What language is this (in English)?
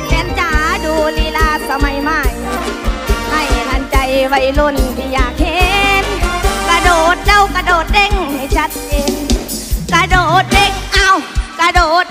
Thai